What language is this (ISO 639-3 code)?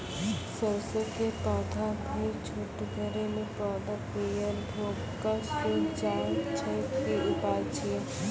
mai